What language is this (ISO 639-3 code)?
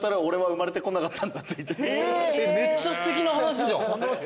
jpn